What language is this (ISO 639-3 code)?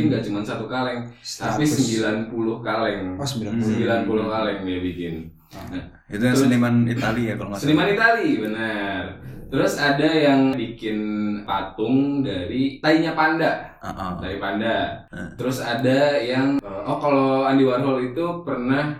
ind